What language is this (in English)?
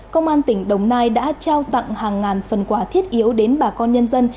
Vietnamese